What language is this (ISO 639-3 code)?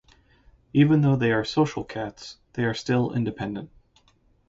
eng